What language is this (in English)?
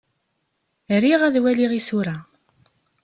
Kabyle